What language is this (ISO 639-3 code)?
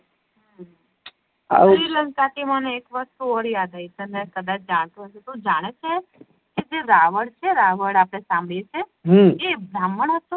guj